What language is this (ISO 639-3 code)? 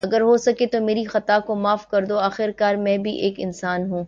urd